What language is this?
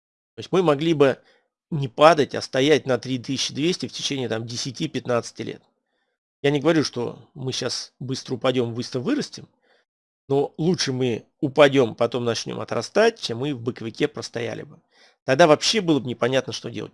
Russian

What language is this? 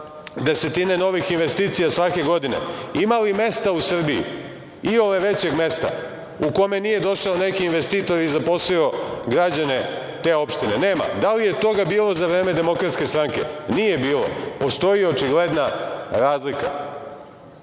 Serbian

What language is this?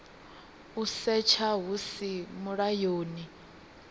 Venda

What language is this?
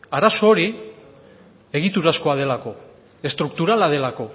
Basque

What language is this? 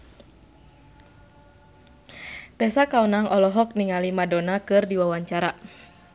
Sundanese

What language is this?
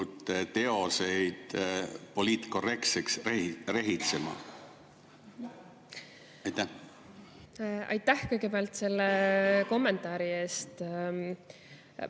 Estonian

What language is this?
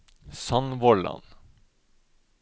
Norwegian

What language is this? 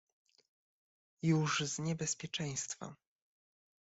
Polish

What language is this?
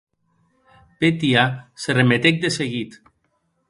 Occitan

